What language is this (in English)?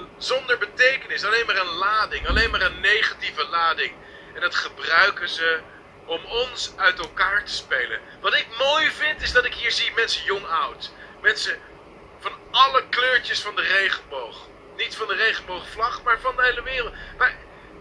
Dutch